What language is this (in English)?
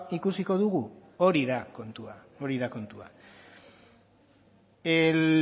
Basque